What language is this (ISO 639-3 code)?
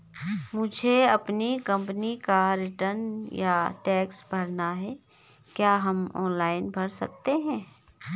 hin